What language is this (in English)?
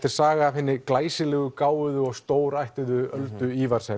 Icelandic